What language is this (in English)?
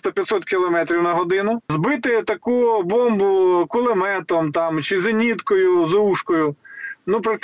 Ukrainian